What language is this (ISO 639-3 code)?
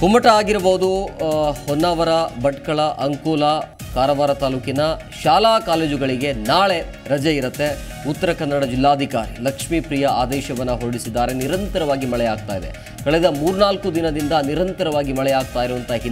kan